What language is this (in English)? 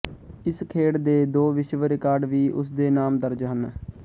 Punjabi